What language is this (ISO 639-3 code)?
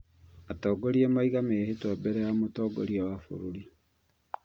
kik